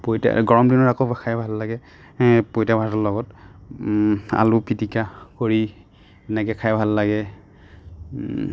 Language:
Assamese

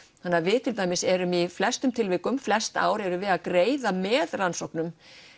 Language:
Icelandic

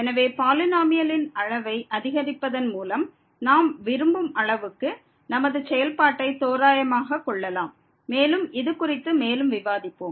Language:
Tamil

